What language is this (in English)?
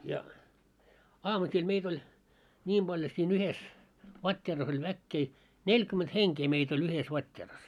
Finnish